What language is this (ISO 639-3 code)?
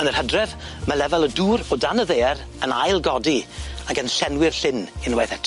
cym